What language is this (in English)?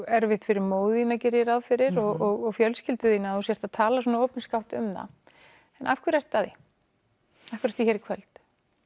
Icelandic